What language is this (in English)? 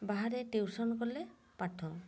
Odia